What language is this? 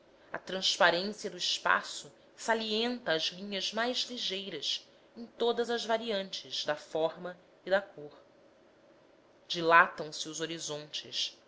Portuguese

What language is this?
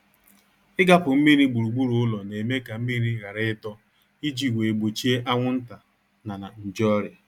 Igbo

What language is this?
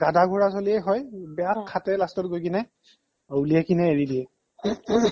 Assamese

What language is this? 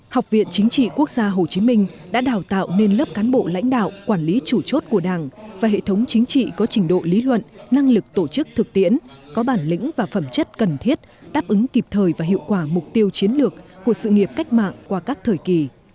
Vietnamese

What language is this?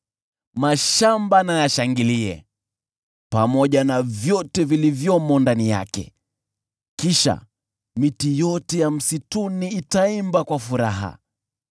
Swahili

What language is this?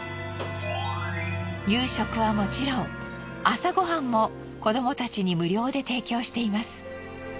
Japanese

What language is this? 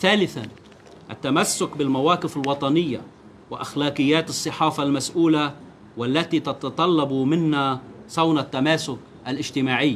Arabic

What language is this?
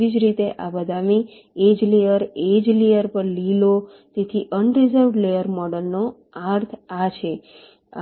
Gujarati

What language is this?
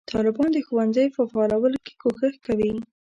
Pashto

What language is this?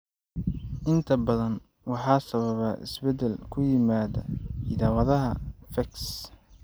Somali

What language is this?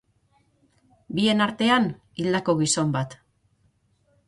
Basque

